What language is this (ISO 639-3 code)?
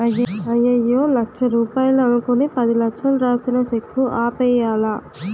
tel